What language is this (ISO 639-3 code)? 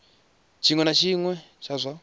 ven